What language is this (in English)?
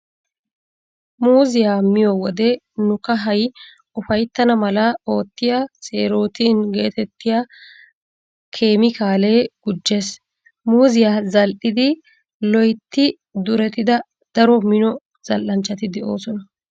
Wolaytta